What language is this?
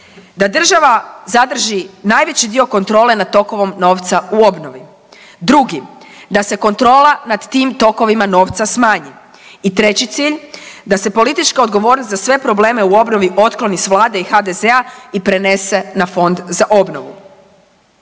Croatian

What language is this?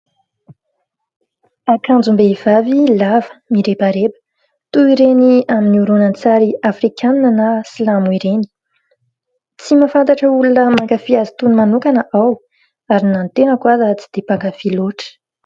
Malagasy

